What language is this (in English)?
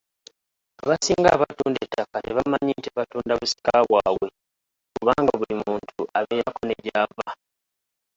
Ganda